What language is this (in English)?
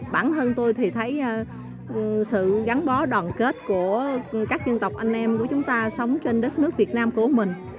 Vietnamese